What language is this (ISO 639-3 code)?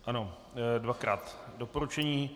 ces